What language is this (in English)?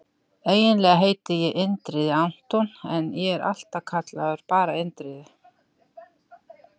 Icelandic